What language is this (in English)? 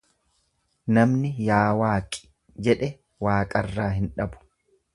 Oromo